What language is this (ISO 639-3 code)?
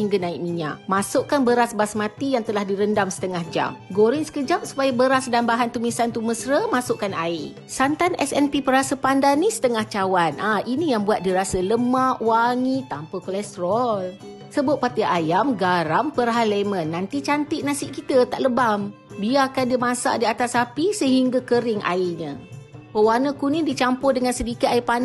msa